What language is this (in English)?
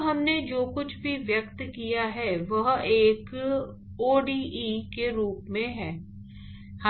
Hindi